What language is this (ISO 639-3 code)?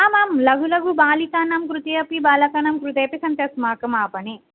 san